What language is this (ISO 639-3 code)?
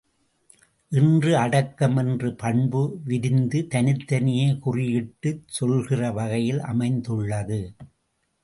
tam